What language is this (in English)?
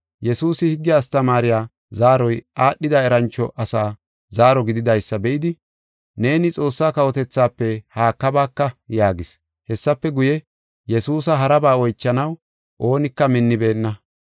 Gofa